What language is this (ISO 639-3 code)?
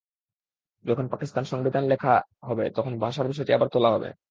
ben